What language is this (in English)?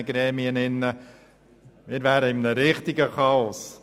Swiss German